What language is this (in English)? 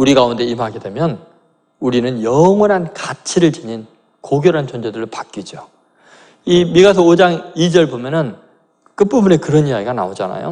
Korean